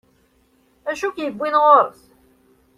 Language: Kabyle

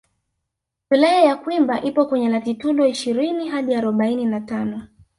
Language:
Swahili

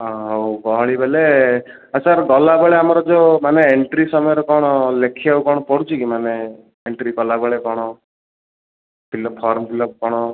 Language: Odia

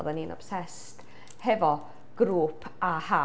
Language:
Welsh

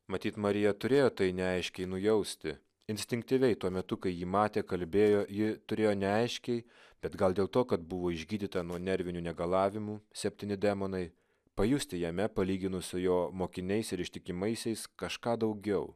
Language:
Lithuanian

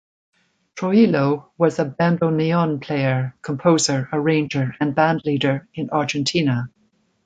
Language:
English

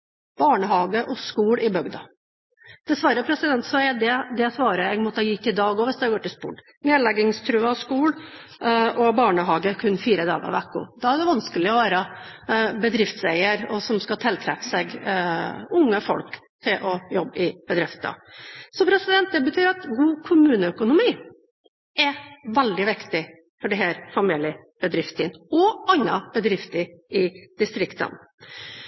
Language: Norwegian Bokmål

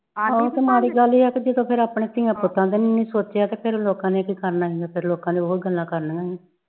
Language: Punjabi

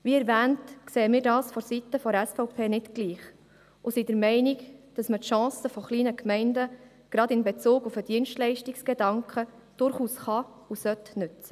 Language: Swiss German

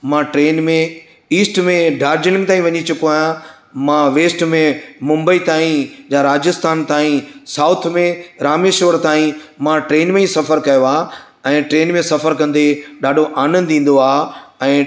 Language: Sindhi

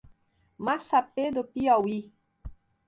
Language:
Portuguese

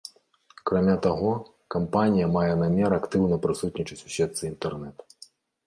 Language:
Belarusian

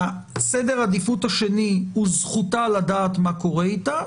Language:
Hebrew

